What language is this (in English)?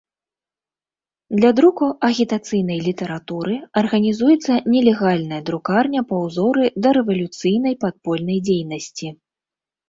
Belarusian